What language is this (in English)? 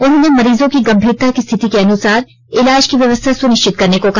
Hindi